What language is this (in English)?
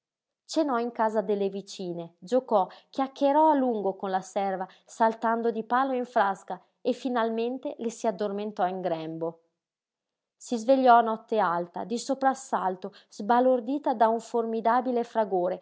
Italian